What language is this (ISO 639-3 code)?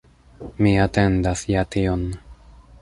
epo